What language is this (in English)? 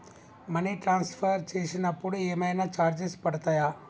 Telugu